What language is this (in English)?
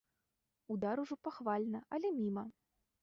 Belarusian